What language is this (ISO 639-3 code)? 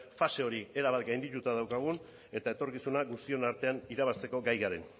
eus